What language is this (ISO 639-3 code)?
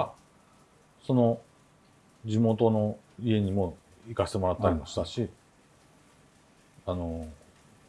jpn